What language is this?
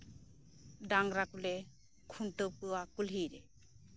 Santali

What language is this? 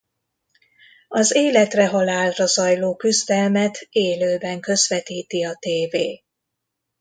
Hungarian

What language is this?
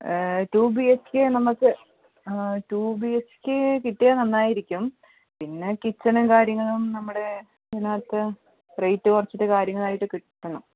Malayalam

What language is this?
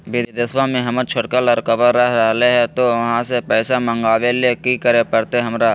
Magahi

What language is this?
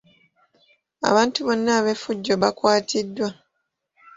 Ganda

